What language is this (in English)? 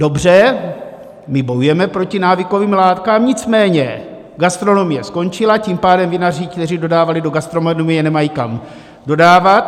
Czech